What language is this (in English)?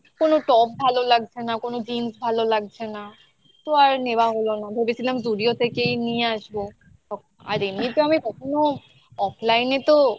Bangla